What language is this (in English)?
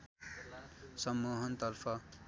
Nepali